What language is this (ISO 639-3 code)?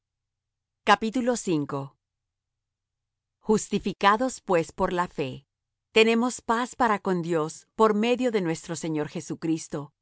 spa